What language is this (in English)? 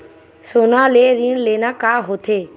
Chhattisgarhi